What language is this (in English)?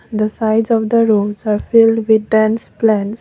English